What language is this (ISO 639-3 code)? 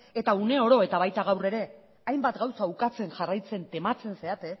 eus